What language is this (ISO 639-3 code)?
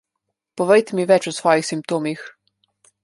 slv